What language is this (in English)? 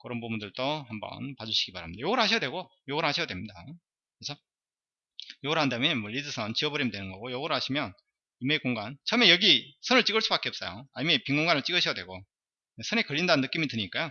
Korean